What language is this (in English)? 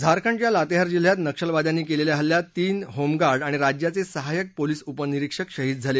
Marathi